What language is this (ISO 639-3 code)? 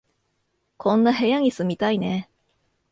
jpn